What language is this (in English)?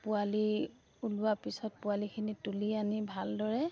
Assamese